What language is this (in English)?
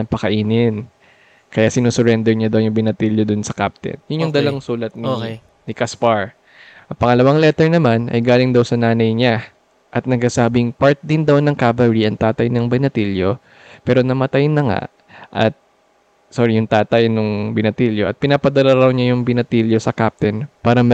Filipino